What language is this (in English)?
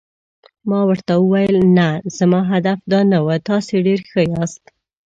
Pashto